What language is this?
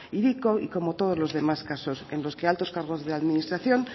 Spanish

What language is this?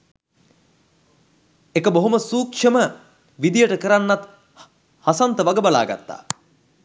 Sinhala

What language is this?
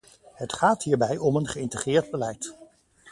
Dutch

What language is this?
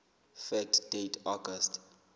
Southern Sotho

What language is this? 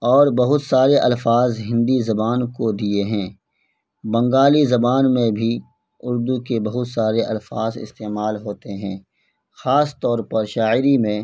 Urdu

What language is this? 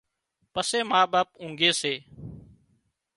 Wadiyara Koli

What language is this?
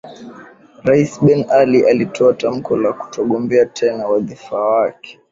Swahili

